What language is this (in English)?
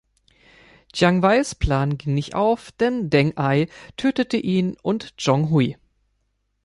German